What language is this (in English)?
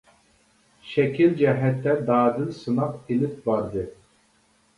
Uyghur